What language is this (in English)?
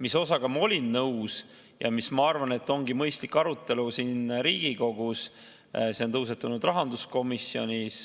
Estonian